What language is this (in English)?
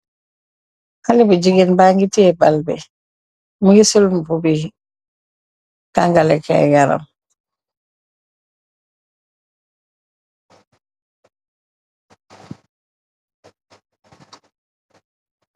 Wolof